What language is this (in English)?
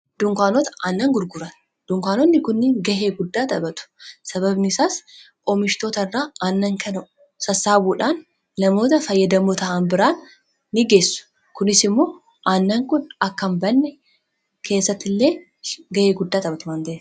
Oromo